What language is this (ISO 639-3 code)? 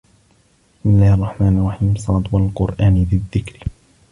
ara